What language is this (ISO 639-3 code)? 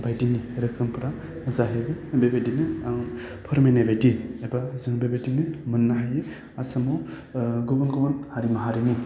brx